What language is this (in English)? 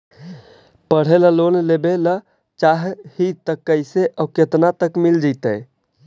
Magahi